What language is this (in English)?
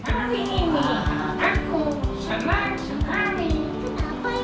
Indonesian